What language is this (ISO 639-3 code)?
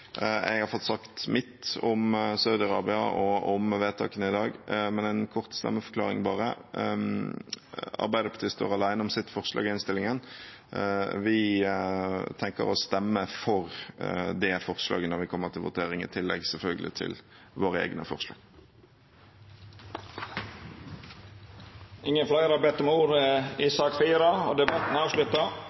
nor